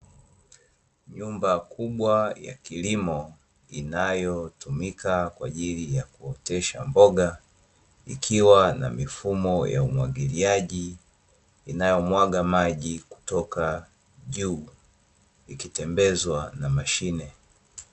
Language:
Swahili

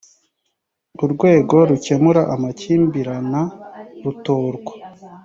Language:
Kinyarwanda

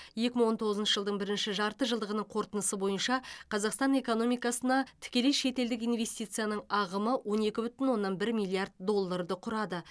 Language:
Kazakh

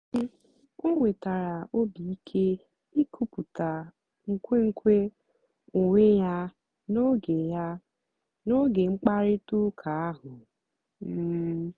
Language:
Igbo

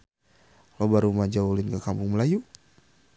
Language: Sundanese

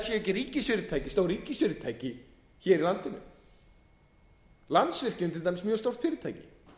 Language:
Icelandic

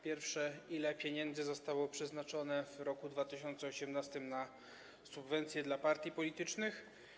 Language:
Polish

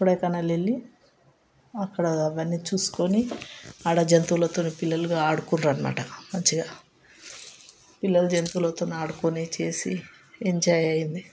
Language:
Telugu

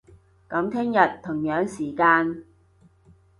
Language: Cantonese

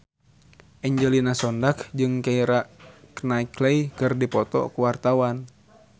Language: Sundanese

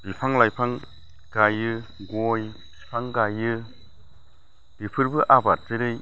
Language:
Bodo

